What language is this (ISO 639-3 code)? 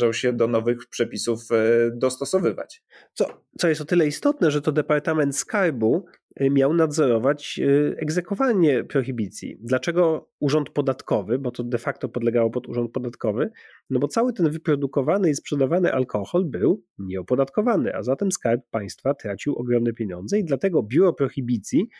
pol